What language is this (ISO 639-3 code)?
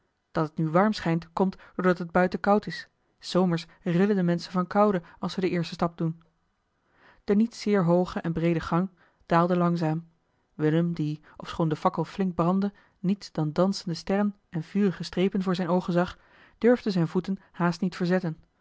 nld